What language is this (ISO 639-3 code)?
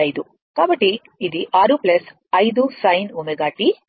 tel